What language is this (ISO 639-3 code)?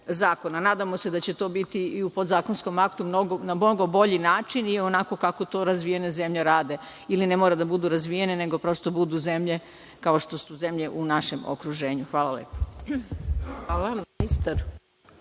srp